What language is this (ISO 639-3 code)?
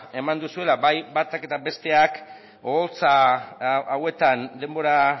eus